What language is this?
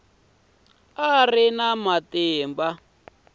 Tsonga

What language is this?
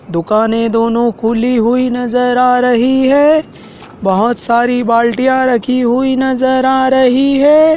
Hindi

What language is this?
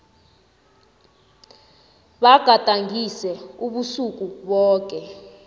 South Ndebele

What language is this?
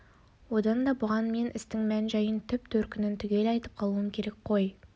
Kazakh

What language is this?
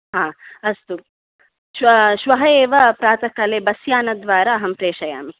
Sanskrit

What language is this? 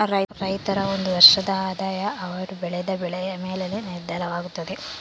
Kannada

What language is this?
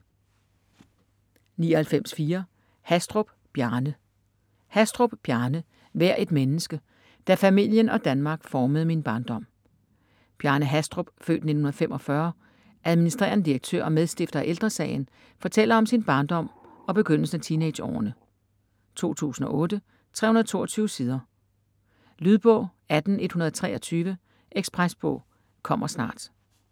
Danish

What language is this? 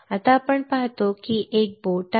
Marathi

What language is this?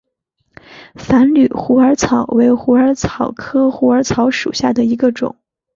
Chinese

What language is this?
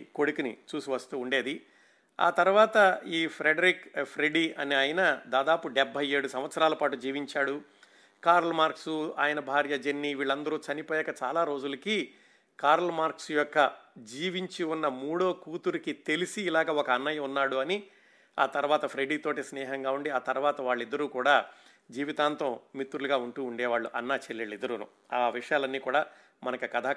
Telugu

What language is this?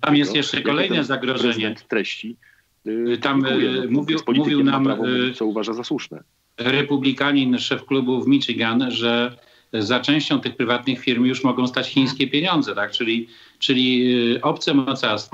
Polish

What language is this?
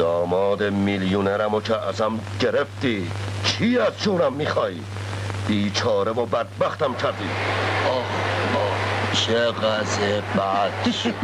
Persian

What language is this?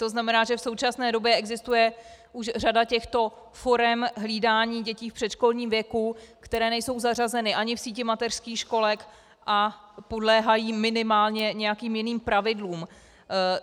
Czech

